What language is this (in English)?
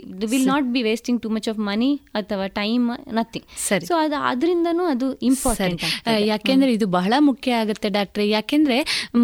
Kannada